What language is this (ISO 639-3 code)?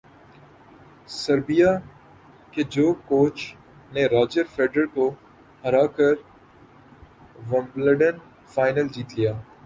urd